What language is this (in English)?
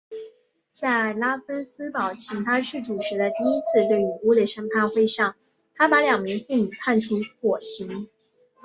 Chinese